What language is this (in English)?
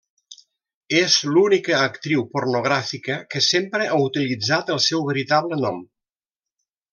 Catalan